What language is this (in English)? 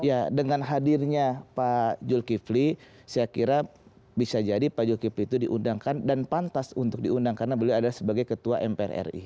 Indonesian